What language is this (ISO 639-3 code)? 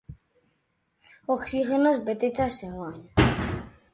eus